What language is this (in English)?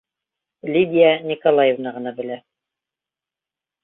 Bashkir